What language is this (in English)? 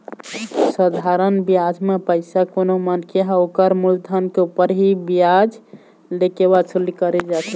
Chhattisgarhi